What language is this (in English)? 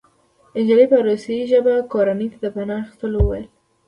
Pashto